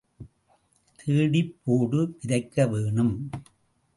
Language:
Tamil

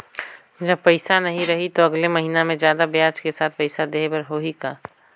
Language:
Chhattisgarhi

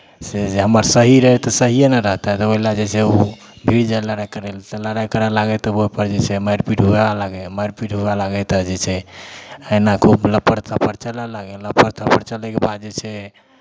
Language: Maithili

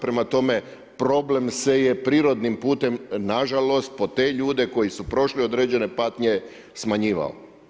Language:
Croatian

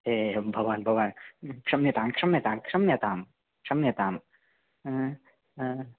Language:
Sanskrit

